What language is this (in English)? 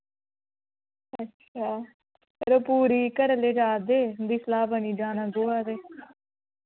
Dogri